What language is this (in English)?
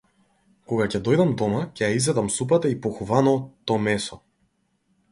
Macedonian